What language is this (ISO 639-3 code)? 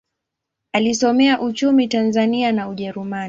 swa